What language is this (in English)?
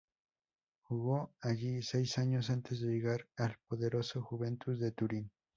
Spanish